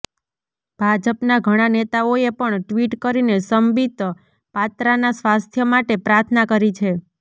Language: Gujarati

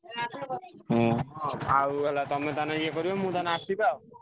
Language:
Odia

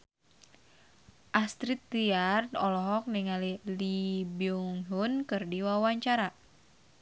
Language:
Sundanese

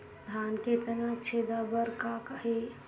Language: Chhattisgarhi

